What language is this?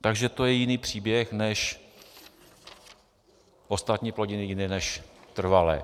Czech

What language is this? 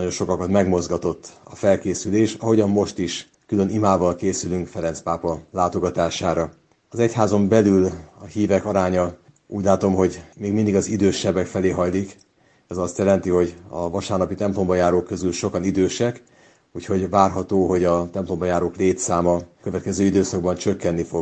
Hungarian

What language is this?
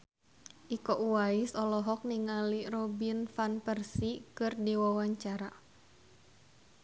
Sundanese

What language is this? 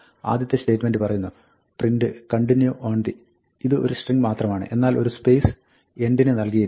Malayalam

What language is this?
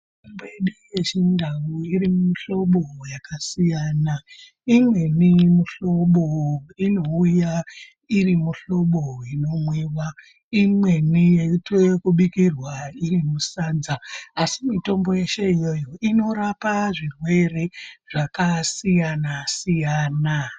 Ndau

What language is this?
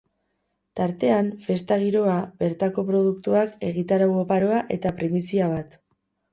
Basque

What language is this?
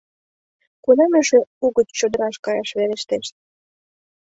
Mari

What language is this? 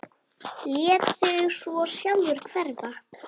Icelandic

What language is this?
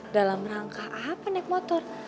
Indonesian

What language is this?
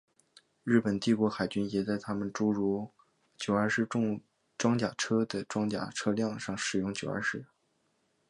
Chinese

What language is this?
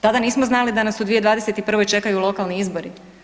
Croatian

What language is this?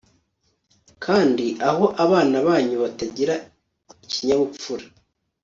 Kinyarwanda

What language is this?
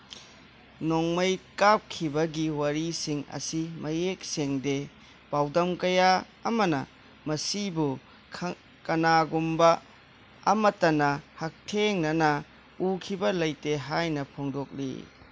Manipuri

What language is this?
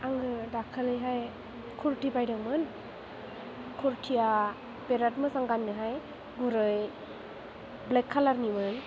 Bodo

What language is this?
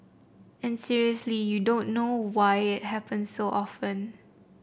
English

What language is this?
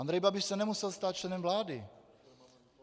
Czech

